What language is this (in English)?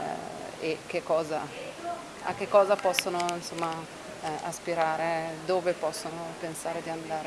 Italian